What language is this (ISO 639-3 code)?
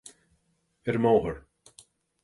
gle